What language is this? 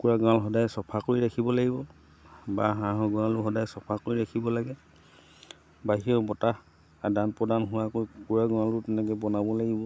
Assamese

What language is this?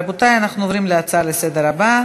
Hebrew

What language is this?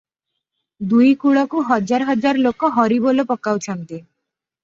Odia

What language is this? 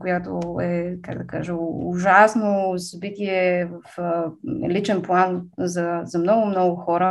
Bulgarian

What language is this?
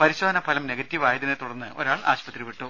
Malayalam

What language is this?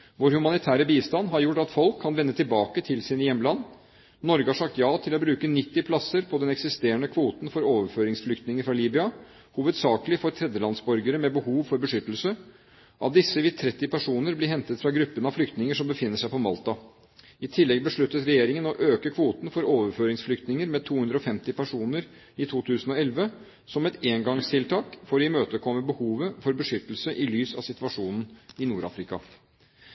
Norwegian Bokmål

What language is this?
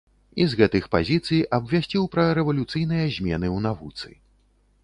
Belarusian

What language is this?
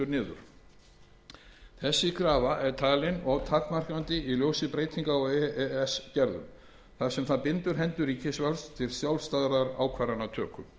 Icelandic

